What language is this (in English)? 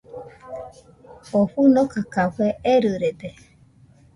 Nüpode Huitoto